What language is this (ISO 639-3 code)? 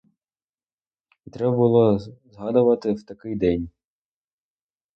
ukr